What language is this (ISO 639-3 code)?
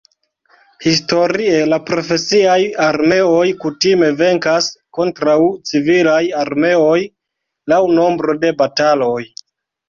epo